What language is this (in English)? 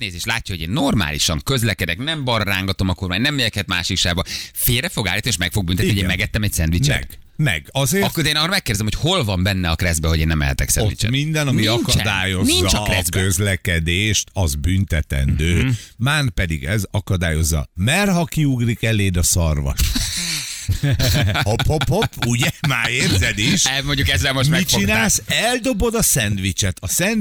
Hungarian